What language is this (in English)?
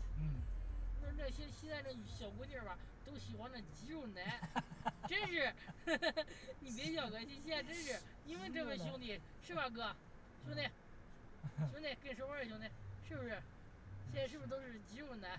Chinese